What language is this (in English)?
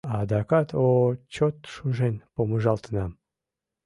Mari